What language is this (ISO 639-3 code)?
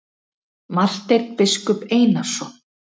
isl